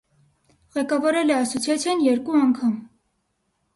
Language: Armenian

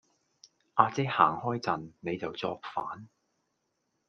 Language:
Cantonese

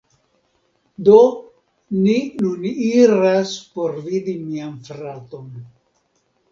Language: Esperanto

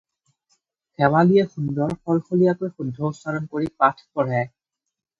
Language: Assamese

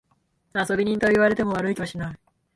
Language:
Japanese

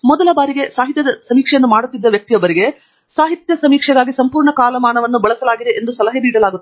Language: Kannada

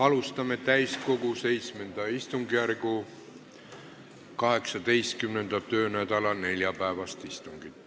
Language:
Estonian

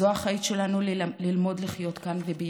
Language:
Hebrew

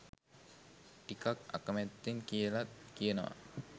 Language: Sinhala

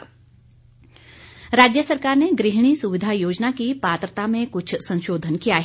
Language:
Hindi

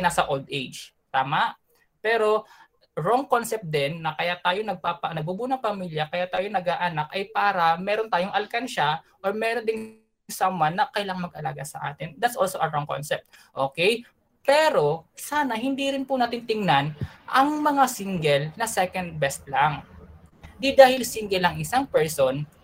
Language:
Filipino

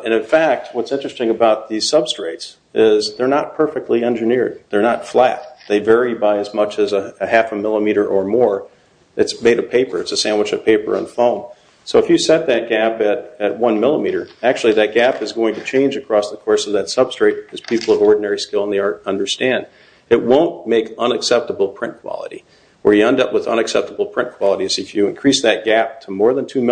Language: English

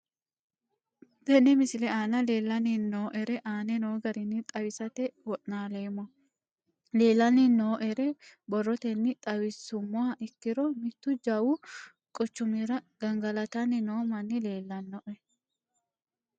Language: Sidamo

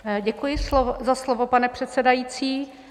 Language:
Czech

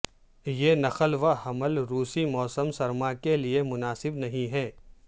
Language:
Urdu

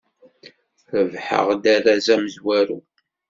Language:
Kabyle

